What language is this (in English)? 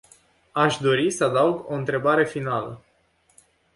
Romanian